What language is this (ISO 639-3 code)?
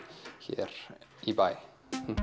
isl